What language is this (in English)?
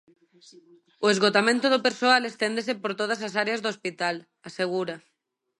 Galician